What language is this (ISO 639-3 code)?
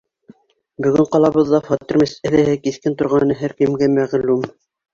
bak